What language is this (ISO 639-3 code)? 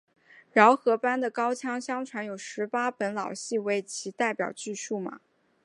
zho